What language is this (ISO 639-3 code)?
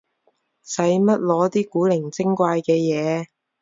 yue